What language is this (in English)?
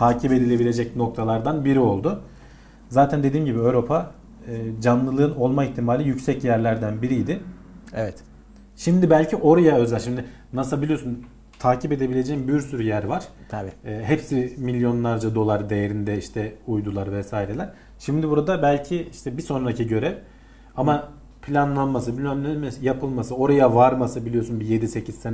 Turkish